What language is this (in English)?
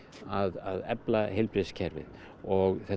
Icelandic